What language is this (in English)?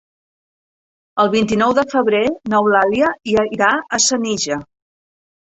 Catalan